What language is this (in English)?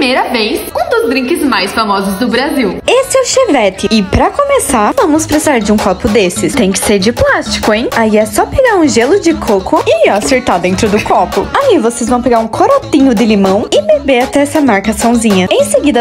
Portuguese